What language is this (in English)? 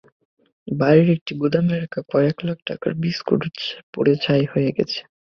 Bangla